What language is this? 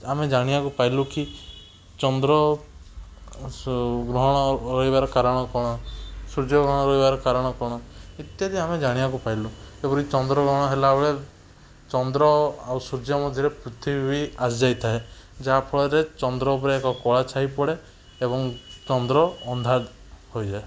Odia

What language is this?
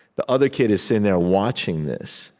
English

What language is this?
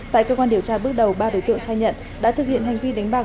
Vietnamese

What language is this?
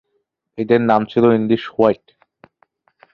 Bangla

